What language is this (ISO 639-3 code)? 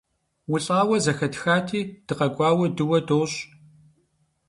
kbd